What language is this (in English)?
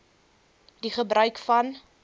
Afrikaans